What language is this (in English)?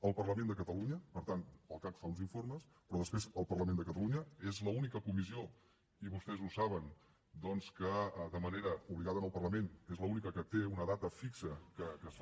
Catalan